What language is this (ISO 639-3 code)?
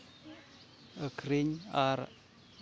sat